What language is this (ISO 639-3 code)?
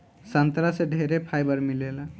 bho